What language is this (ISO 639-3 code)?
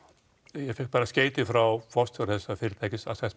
isl